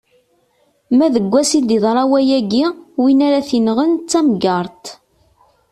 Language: Kabyle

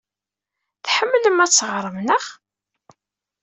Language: Kabyle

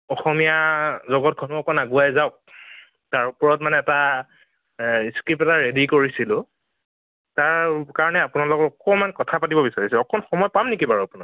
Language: Assamese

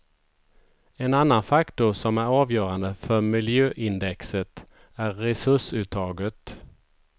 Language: Swedish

